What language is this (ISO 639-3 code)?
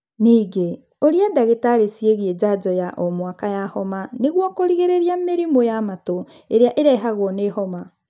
kik